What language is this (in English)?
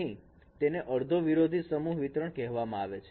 Gujarati